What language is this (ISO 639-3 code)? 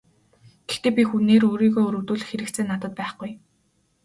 mon